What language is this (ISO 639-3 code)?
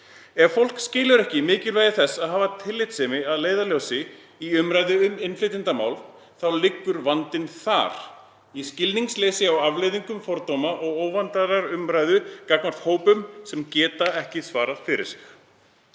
isl